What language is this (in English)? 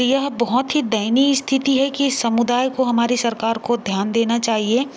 Hindi